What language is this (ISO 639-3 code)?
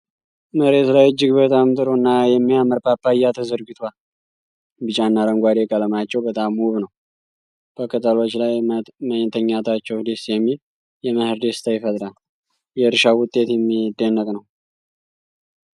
amh